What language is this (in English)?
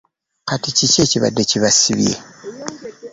Ganda